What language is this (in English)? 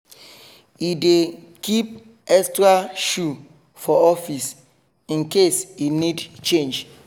Nigerian Pidgin